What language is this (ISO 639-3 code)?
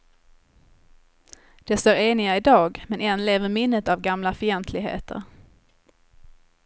swe